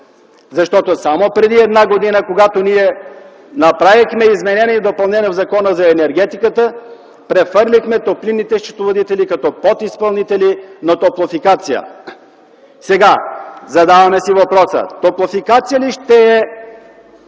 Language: Bulgarian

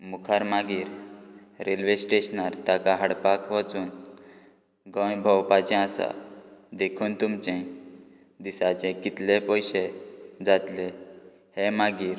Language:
Konkani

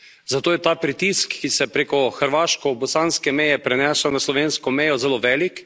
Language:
Slovenian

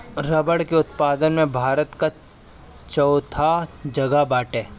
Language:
Bhojpuri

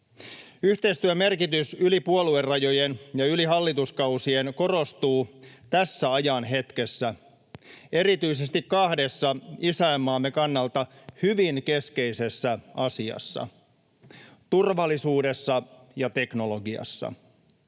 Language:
Finnish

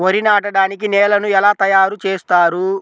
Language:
Telugu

